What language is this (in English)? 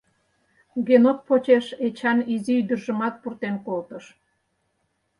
Mari